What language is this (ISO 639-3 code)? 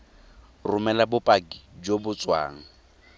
tsn